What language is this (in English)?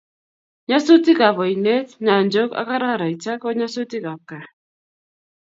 Kalenjin